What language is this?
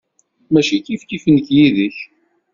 Kabyle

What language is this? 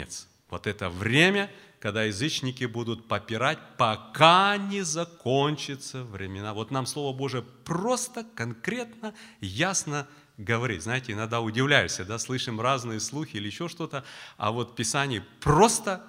Russian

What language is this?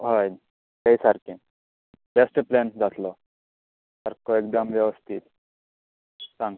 Konkani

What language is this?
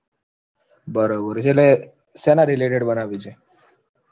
Gujarati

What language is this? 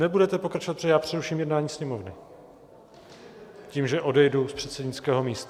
Czech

